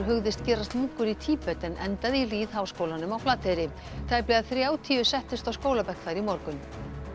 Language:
Icelandic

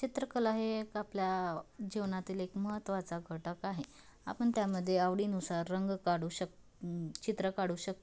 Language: Marathi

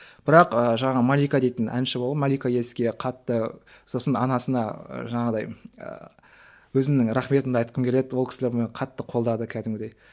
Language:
Kazakh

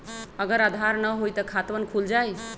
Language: Magahi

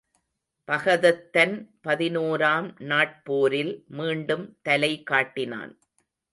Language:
Tamil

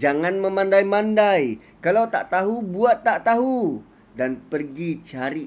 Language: Malay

